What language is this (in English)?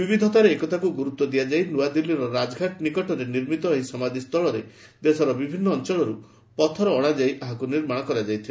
Odia